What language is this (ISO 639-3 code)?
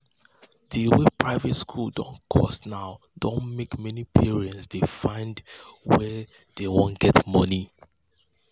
pcm